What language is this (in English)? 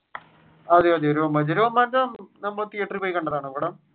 Malayalam